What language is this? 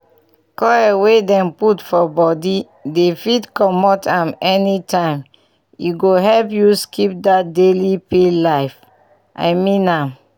Nigerian Pidgin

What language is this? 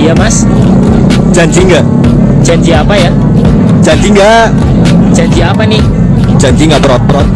Indonesian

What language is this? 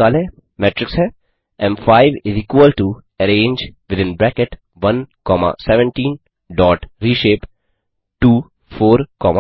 Hindi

